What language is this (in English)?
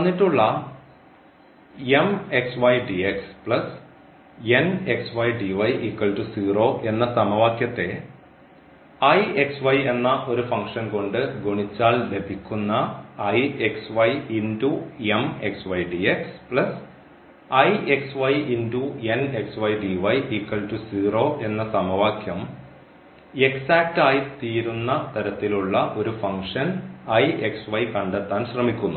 Malayalam